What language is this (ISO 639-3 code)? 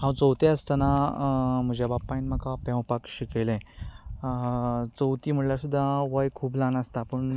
kok